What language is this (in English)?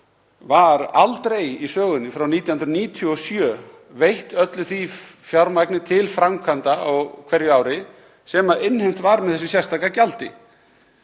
Icelandic